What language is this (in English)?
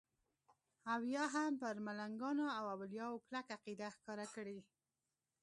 Pashto